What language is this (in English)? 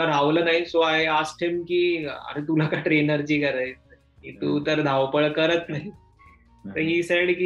Marathi